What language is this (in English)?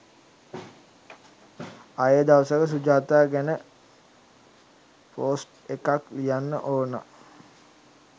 Sinhala